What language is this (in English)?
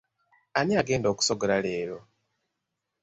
Ganda